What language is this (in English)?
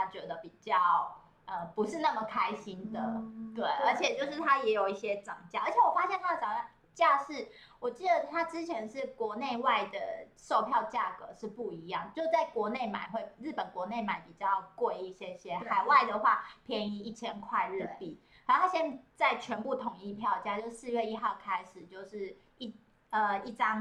Chinese